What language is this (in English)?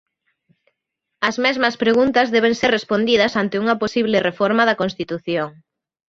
Galician